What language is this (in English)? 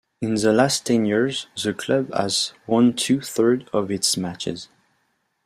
English